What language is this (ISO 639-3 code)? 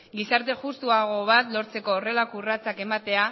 eus